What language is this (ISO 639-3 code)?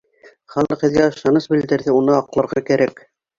bak